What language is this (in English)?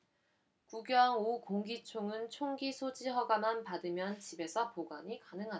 Korean